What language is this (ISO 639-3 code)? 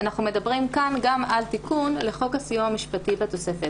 heb